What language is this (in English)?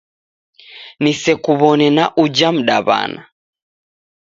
Taita